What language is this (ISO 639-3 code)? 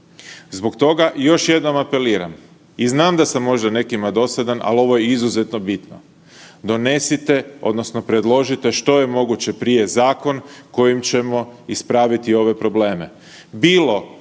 hrv